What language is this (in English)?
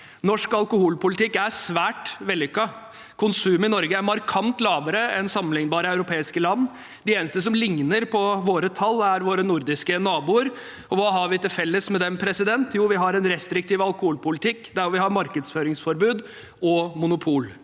Norwegian